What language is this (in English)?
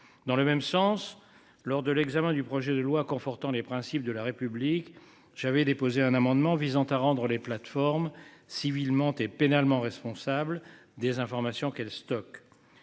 French